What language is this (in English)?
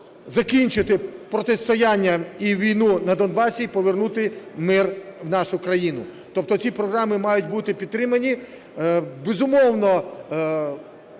Ukrainian